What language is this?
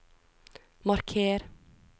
Norwegian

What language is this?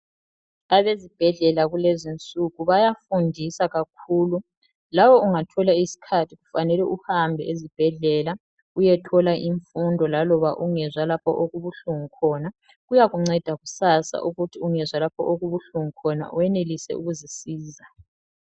North Ndebele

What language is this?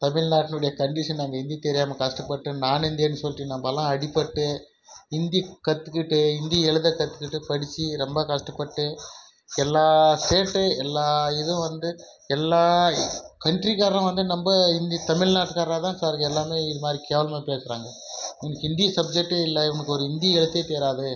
Tamil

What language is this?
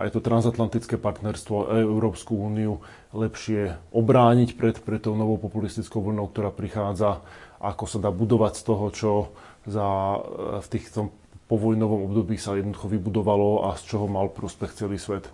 Slovak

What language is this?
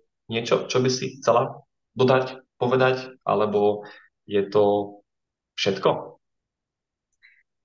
Slovak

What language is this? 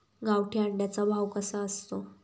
Marathi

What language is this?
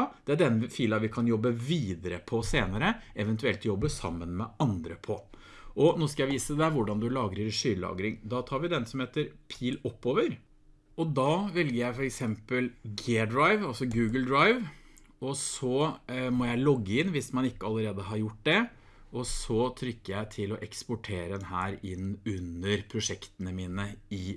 Norwegian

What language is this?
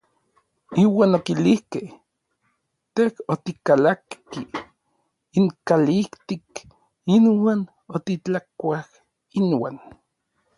Orizaba Nahuatl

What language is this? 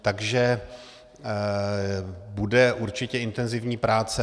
Czech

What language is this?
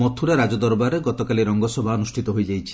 Odia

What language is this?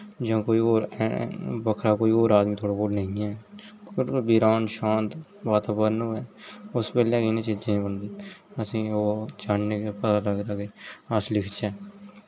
Dogri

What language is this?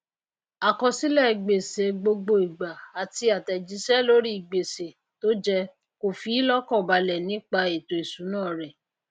Yoruba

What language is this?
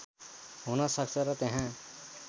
Nepali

